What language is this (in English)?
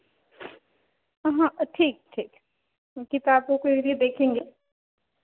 Hindi